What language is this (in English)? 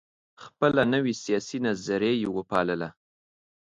Pashto